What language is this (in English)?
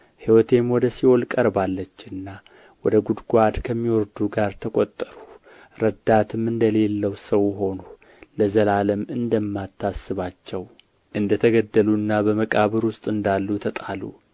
Amharic